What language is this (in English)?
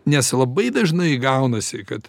Lithuanian